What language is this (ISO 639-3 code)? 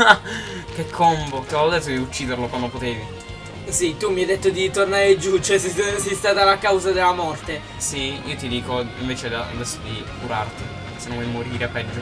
ita